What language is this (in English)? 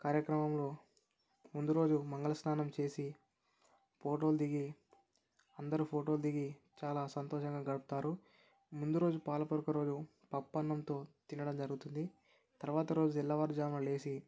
Telugu